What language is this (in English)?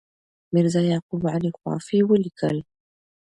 Pashto